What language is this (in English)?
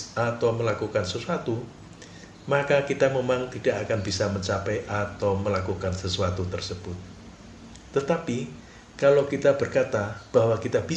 Indonesian